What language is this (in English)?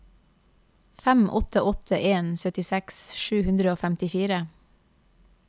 Norwegian